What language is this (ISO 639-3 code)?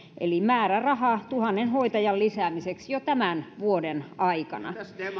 fin